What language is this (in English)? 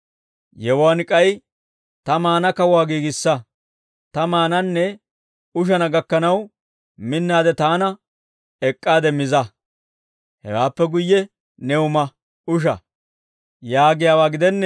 Dawro